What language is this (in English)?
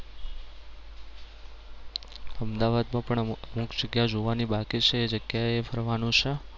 Gujarati